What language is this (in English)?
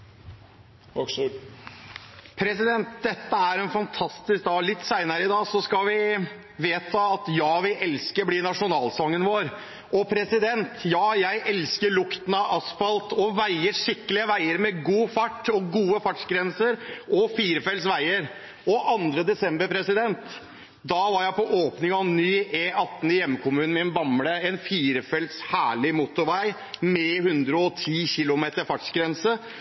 Norwegian